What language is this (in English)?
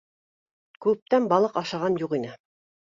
Bashkir